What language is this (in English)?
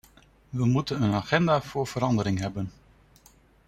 Dutch